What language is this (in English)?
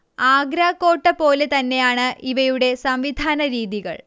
Malayalam